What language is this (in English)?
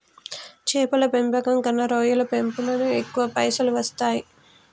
Telugu